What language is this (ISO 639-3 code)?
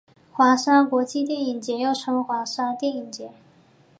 zho